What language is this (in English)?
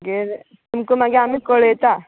Konkani